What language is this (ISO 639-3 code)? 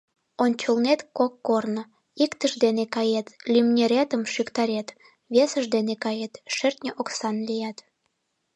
chm